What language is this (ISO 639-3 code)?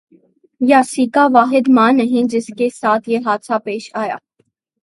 urd